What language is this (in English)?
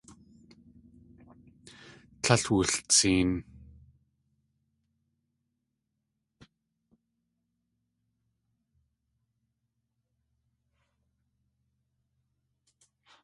Tlingit